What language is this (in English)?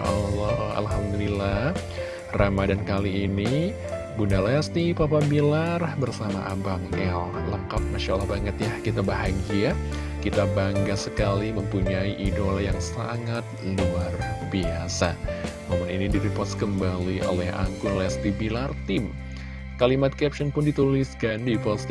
Indonesian